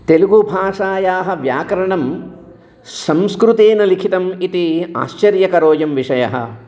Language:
Sanskrit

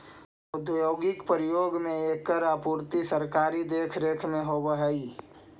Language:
Magahi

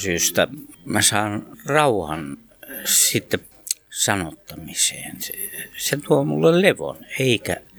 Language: Finnish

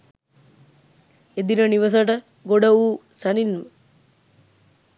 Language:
Sinhala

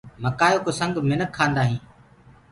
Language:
Gurgula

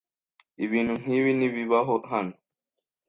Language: Kinyarwanda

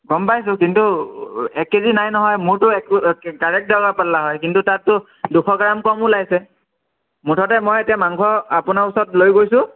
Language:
Assamese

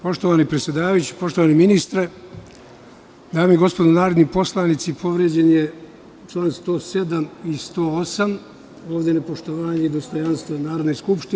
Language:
Serbian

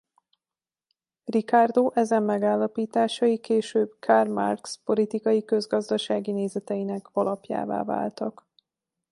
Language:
Hungarian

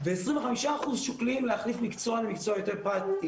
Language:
Hebrew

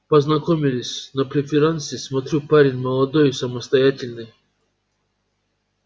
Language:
Russian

